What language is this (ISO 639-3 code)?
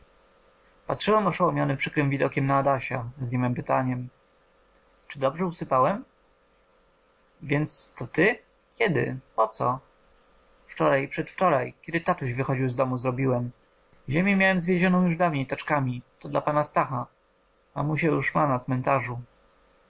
pol